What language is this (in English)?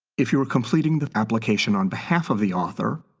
English